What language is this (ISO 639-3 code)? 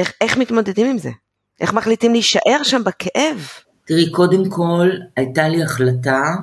heb